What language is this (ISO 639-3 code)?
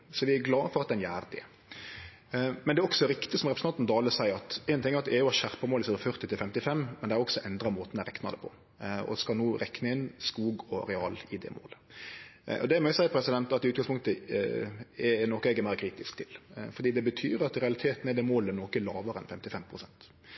nno